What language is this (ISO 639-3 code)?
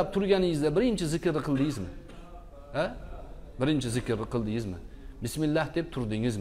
tur